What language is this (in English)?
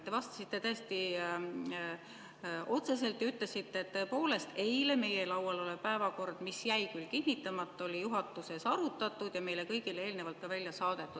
Estonian